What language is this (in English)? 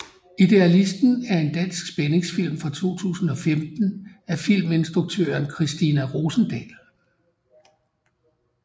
Danish